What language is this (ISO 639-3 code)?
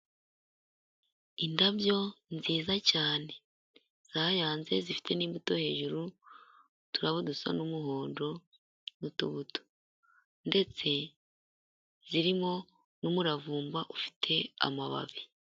kin